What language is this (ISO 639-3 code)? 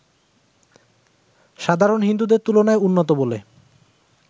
ben